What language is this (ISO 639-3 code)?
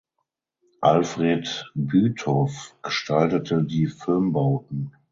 deu